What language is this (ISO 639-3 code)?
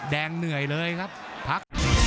tha